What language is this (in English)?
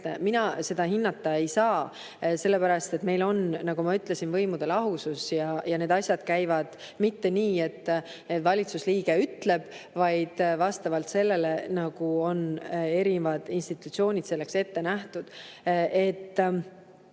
Estonian